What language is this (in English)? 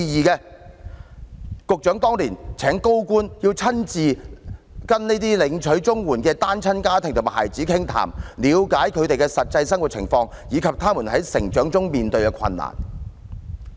Cantonese